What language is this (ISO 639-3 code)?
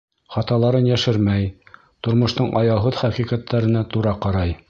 bak